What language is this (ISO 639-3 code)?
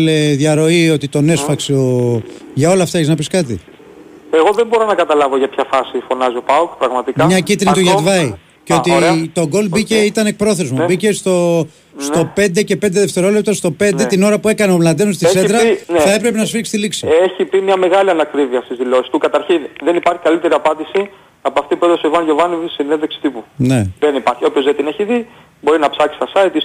ell